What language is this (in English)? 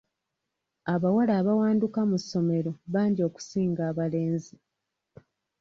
Ganda